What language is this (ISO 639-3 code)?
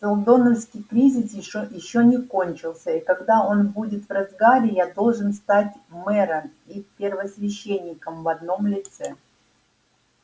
rus